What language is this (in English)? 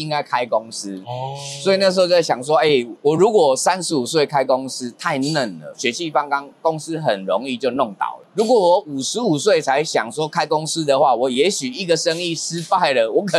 Chinese